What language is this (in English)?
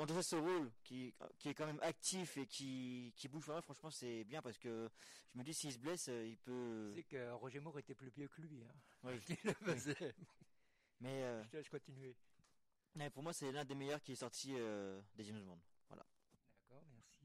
French